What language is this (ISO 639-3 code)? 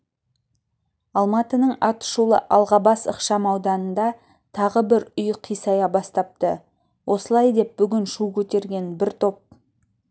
kaz